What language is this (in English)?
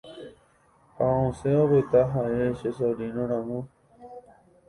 Guarani